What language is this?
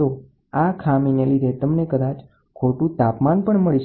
Gujarati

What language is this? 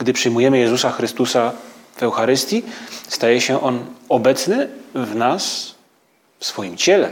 Polish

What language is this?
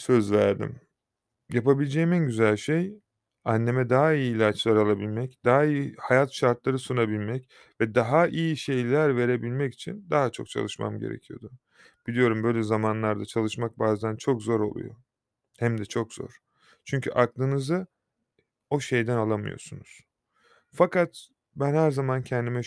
Turkish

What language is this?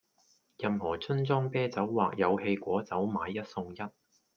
Cantonese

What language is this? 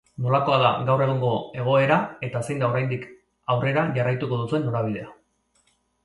Basque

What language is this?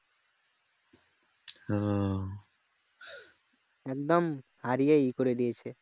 Bangla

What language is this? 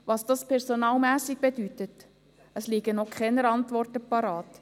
Swiss German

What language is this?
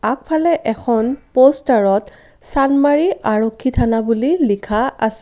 Assamese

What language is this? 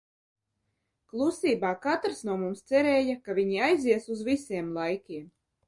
Latvian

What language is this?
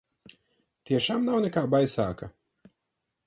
Latvian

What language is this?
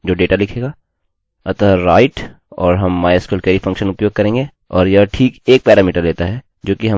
Hindi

